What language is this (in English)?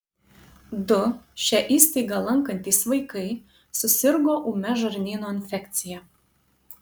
Lithuanian